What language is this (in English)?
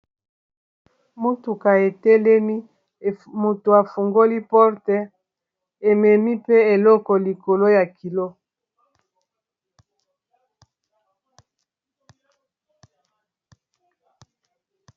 Lingala